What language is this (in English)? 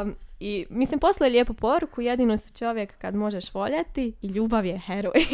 Croatian